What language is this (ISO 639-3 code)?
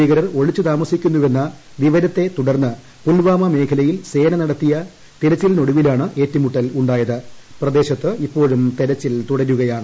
mal